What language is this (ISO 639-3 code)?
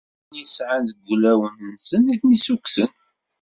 kab